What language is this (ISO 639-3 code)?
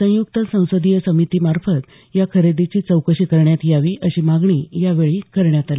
mar